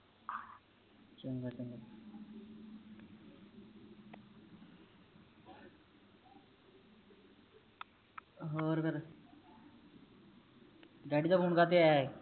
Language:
Punjabi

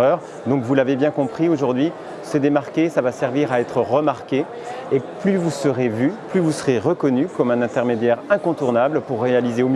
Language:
French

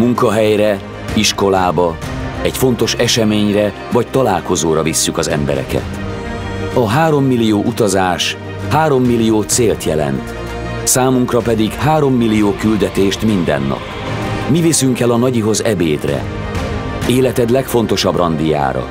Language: Hungarian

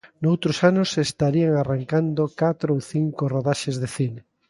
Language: Galician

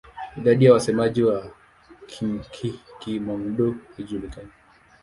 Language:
Swahili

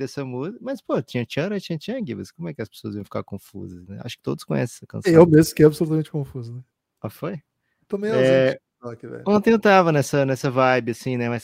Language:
Portuguese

